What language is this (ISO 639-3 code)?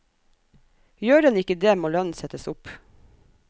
nor